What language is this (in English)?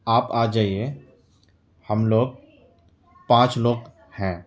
Urdu